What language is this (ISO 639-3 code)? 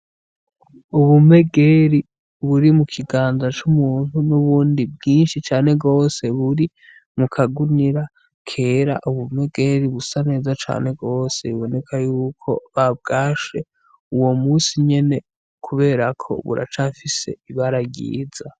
run